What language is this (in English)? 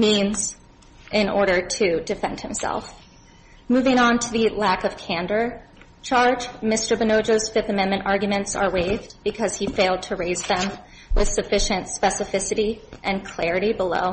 English